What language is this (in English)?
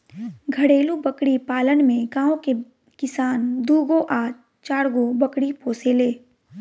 Bhojpuri